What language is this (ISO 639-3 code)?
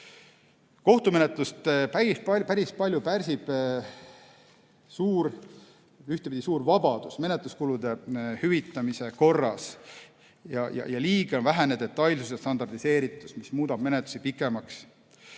est